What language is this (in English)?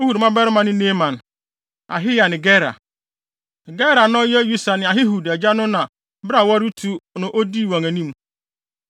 Akan